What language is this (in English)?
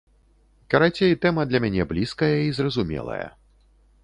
Belarusian